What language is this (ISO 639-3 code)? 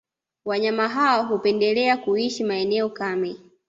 swa